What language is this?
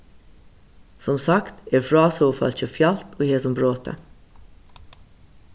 Faroese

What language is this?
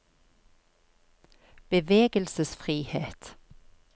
Norwegian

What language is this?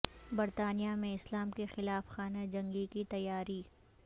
Urdu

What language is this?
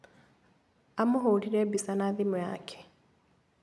Kikuyu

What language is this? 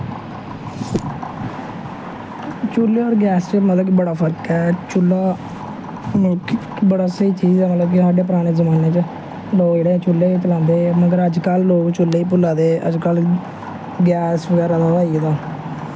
Dogri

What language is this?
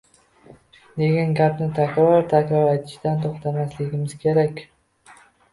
Uzbek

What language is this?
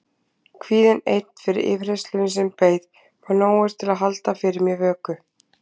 Icelandic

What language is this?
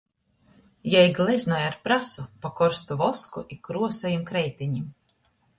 Latgalian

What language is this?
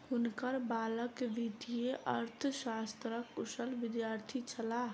Maithili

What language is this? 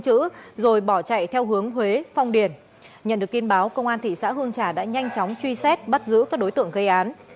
Vietnamese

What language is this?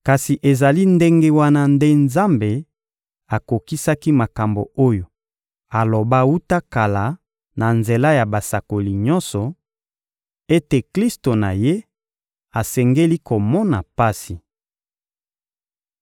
Lingala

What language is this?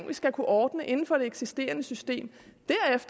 Danish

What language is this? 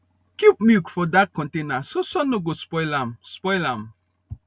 Nigerian Pidgin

